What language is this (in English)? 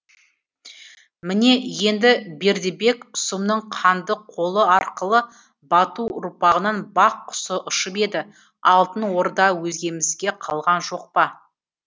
Kazakh